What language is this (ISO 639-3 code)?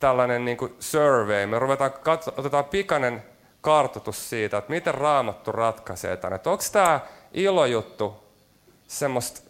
fin